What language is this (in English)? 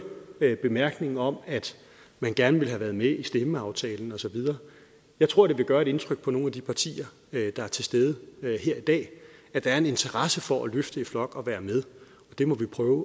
Danish